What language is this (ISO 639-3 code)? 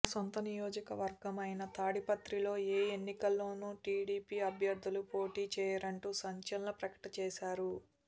tel